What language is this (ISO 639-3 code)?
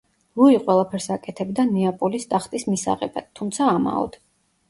kat